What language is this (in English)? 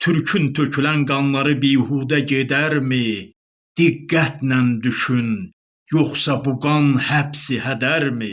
Turkish